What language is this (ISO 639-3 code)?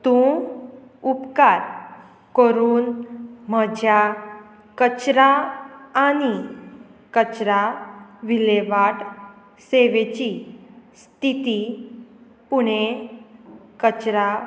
kok